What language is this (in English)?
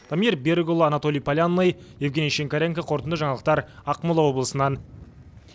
Kazakh